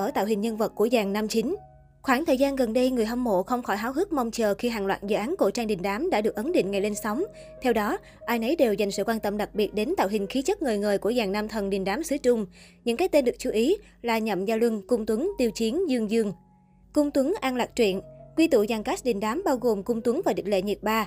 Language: Vietnamese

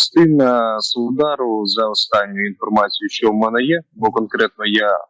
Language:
Ukrainian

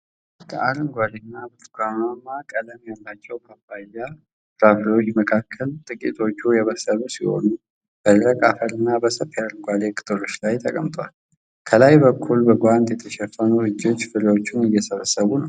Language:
Amharic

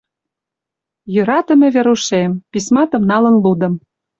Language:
Mari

